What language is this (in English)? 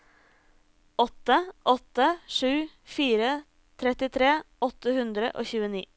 Norwegian